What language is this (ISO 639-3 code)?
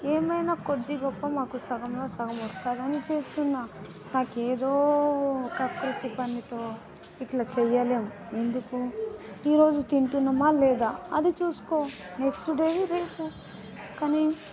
tel